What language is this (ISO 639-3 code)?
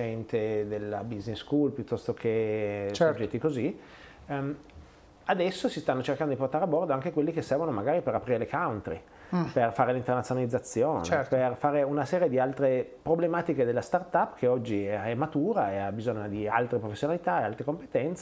ita